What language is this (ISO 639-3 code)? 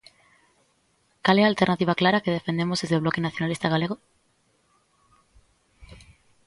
glg